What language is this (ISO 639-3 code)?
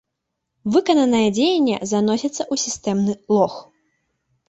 bel